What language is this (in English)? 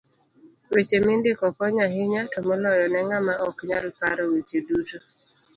Luo (Kenya and Tanzania)